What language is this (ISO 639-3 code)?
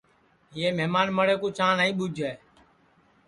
ssi